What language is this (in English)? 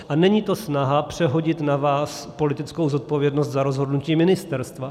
Czech